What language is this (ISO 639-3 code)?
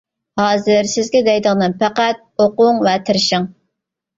uig